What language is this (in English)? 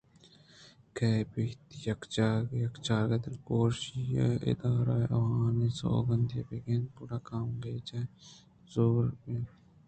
Eastern Balochi